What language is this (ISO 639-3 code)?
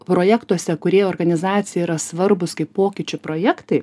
lit